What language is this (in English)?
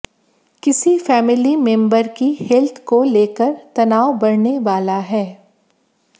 Hindi